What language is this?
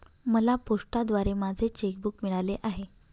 Marathi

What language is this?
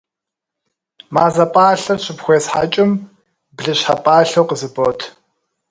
Kabardian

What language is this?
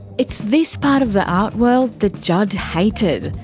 English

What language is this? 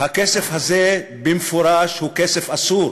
Hebrew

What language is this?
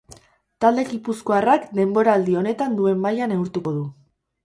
Basque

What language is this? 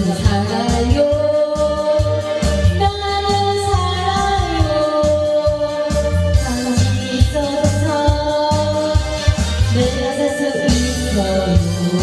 Indonesian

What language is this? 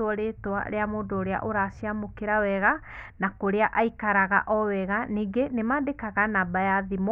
Kikuyu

